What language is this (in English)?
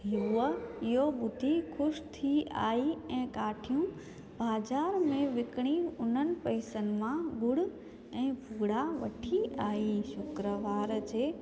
Sindhi